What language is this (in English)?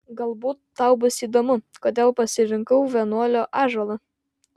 Lithuanian